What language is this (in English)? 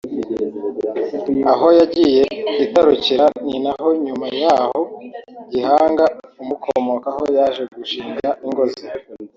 Kinyarwanda